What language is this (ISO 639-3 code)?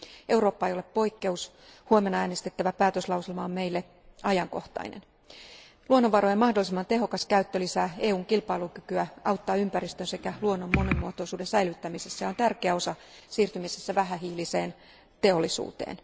fin